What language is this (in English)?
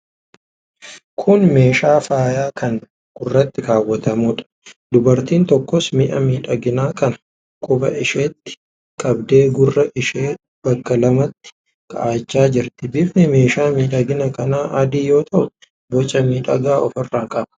Oromo